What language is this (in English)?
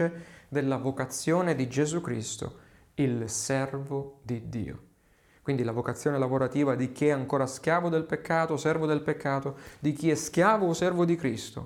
Italian